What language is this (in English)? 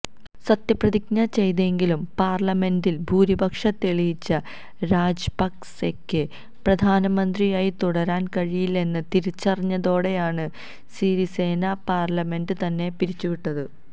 Malayalam